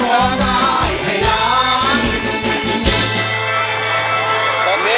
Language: Thai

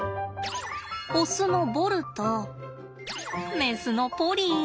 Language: Japanese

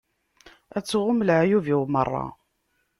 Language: Kabyle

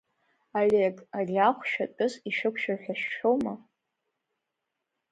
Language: Abkhazian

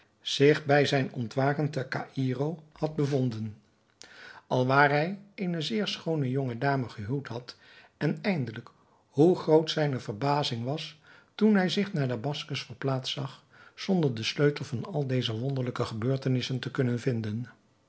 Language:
Dutch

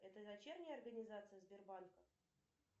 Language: Russian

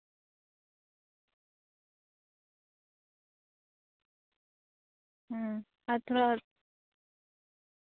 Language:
Santali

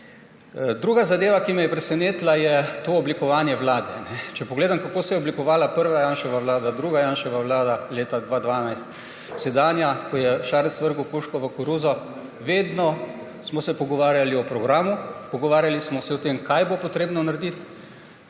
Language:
Slovenian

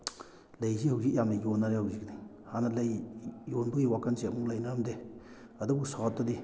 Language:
Manipuri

